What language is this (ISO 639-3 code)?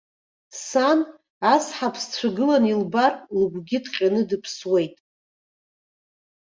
abk